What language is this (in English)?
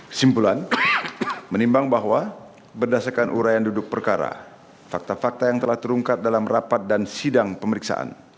Indonesian